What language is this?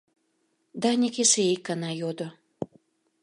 Mari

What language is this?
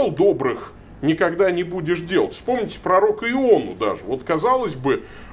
Russian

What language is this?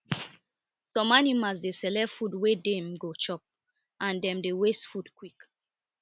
Nigerian Pidgin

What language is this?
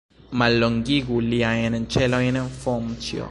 Esperanto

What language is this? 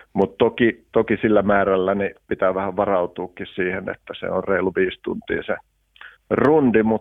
Finnish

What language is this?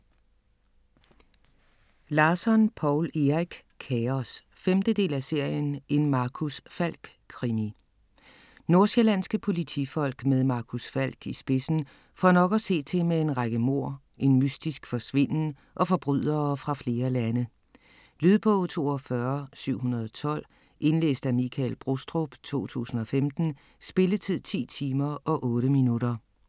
Danish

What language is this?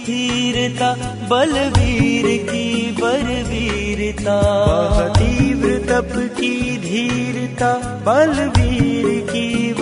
Hindi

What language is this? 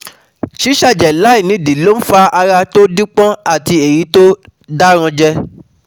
Yoruba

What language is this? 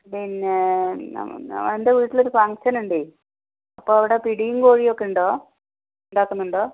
Malayalam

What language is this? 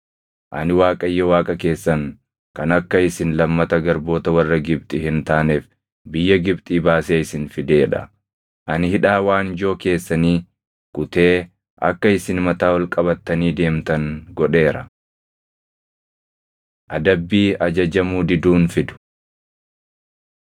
Oromo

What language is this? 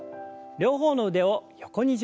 Japanese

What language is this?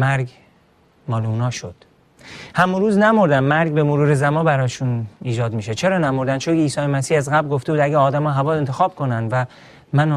Persian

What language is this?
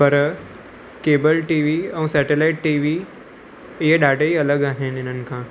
Sindhi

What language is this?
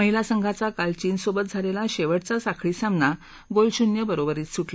Marathi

